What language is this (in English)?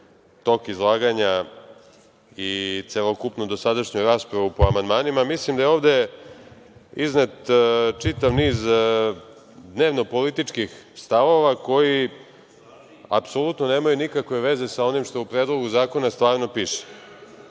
Serbian